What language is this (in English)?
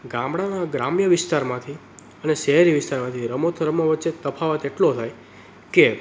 Gujarati